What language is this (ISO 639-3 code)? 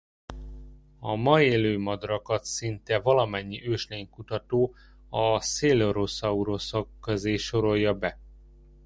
hun